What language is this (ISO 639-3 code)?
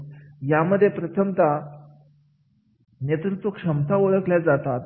mar